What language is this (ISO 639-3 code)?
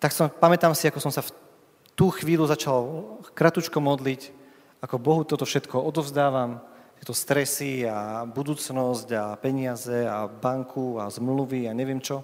slk